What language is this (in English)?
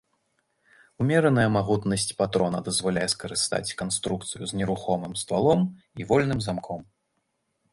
Belarusian